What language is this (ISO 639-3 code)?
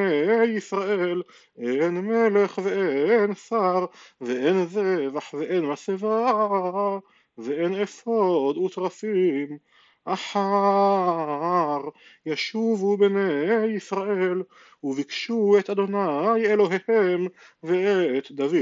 heb